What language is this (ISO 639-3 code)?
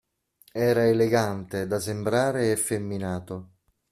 ita